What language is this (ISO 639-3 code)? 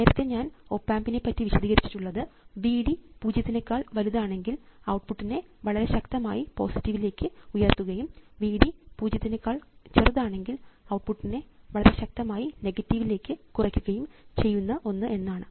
mal